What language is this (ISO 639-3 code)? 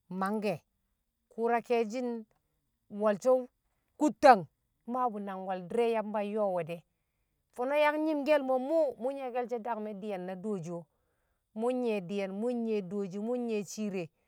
kcq